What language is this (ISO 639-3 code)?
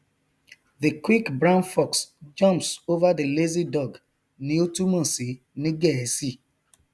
yor